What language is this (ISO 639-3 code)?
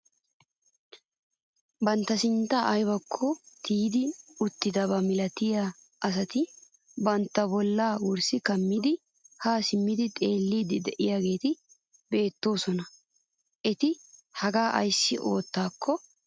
wal